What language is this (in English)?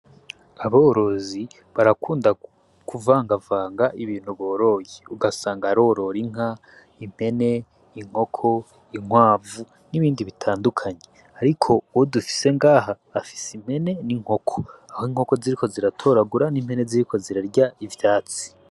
Rundi